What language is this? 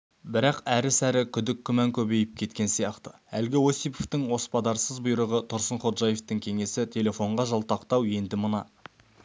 Kazakh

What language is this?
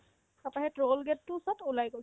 Assamese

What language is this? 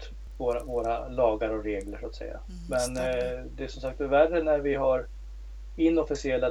Swedish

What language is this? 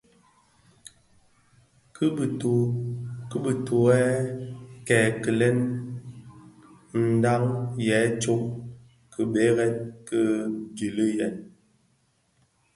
Bafia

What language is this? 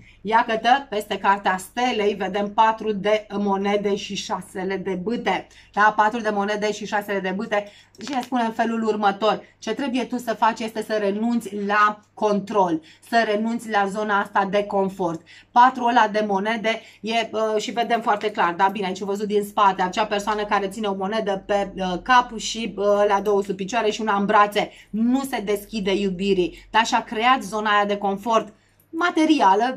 Romanian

